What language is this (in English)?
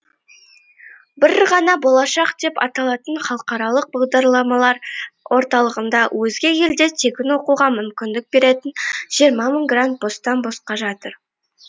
Kazakh